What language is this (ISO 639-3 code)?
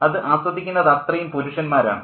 mal